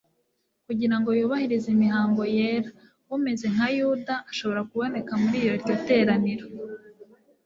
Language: Kinyarwanda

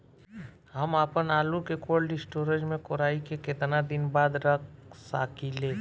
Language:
Bhojpuri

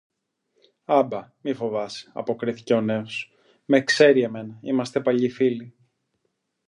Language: Greek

